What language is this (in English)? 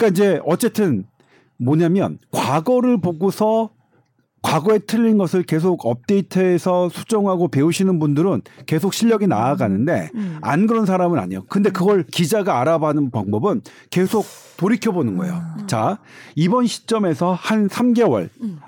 Korean